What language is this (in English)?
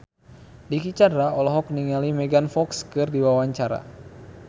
Sundanese